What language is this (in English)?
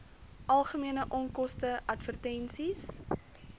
Afrikaans